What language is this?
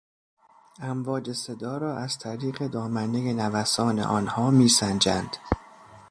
Persian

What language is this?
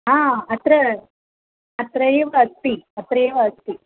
Sanskrit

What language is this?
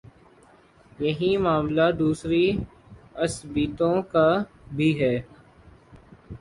Urdu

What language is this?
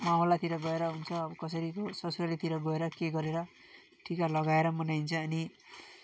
Nepali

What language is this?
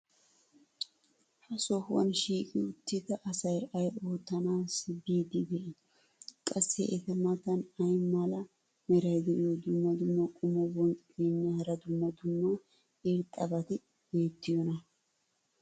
Wolaytta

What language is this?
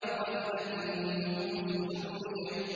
Arabic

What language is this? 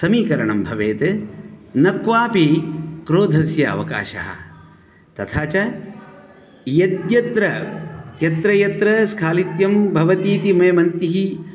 Sanskrit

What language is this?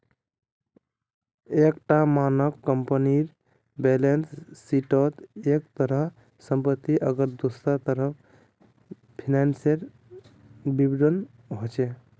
Magahi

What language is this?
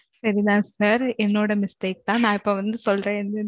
Tamil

